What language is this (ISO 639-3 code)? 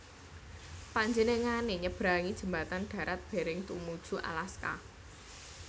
jav